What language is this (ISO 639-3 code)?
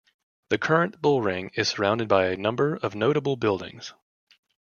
eng